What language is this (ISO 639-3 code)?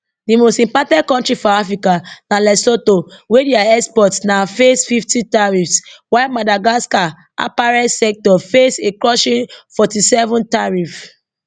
pcm